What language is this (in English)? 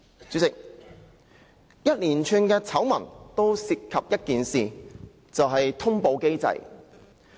Cantonese